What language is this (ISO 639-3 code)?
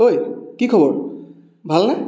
asm